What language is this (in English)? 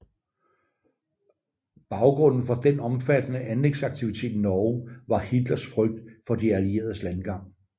Danish